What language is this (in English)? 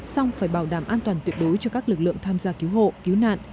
Vietnamese